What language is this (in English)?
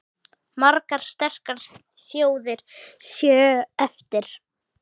Icelandic